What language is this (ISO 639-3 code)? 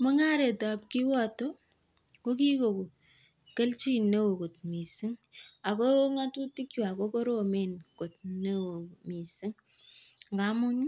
kln